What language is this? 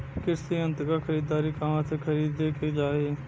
Bhojpuri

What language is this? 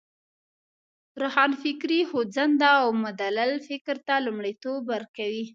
Pashto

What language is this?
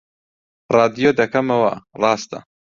Central Kurdish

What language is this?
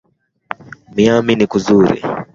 Swahili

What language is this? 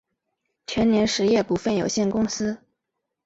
Chinese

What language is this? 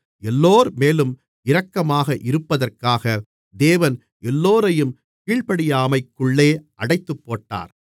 Tamil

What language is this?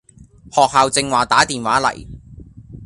Cantonese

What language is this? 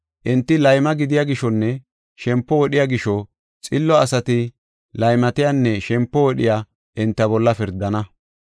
Gofa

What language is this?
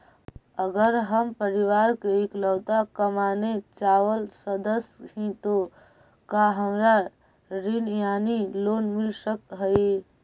Magahi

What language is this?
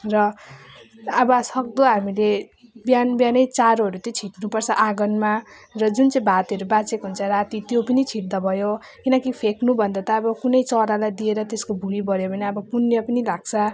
Nepali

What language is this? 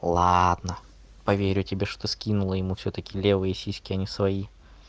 Russian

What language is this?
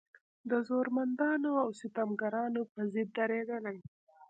Pashto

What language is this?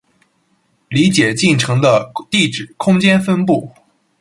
Chinese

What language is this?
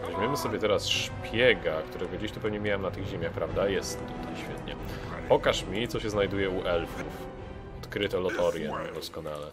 Polish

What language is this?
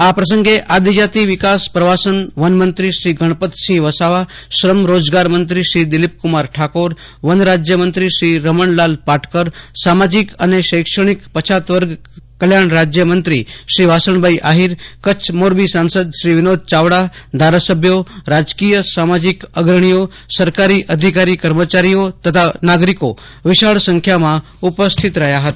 Gujarati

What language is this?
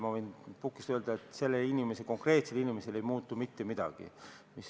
Estonian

